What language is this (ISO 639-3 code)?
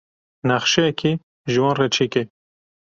kur